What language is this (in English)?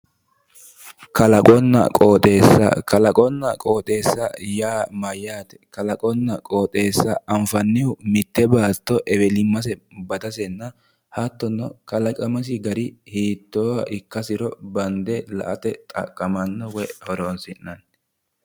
Sidamo